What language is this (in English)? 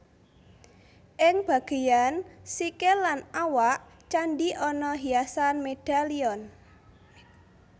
Javanese